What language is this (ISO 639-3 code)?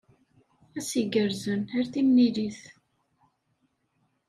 kab